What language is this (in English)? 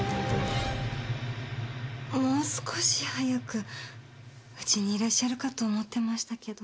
Japanese